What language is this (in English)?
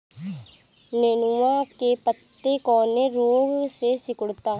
Bhojpuri